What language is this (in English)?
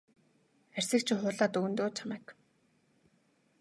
Mongolian